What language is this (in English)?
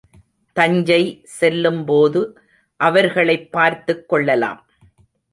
Tamil